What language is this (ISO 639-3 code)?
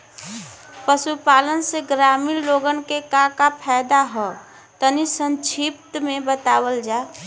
bho